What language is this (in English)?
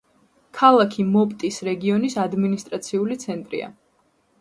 Georgian